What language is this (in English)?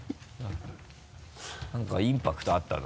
Japanese